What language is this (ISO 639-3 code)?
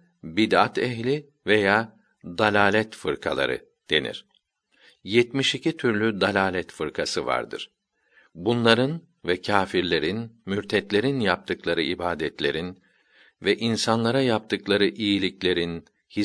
tur